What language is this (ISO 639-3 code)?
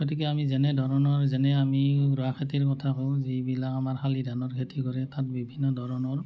asm